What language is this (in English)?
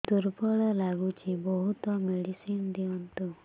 Odia